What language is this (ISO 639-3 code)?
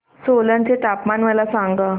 mar